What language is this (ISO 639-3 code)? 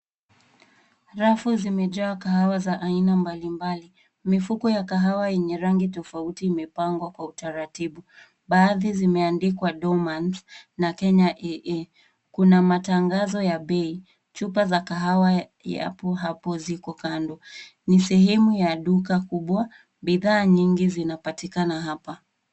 swa